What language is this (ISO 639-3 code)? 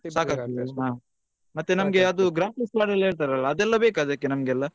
kan